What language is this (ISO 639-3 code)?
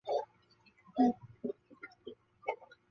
zho